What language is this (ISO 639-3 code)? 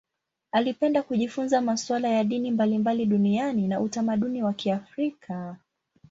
swa